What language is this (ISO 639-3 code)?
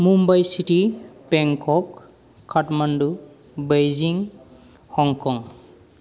brx